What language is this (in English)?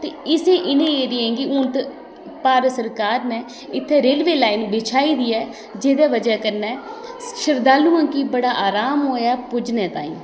Dogri